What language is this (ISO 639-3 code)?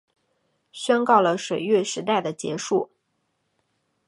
zho